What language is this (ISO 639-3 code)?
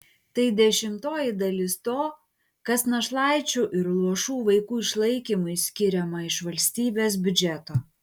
lit